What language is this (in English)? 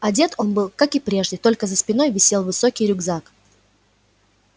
Russian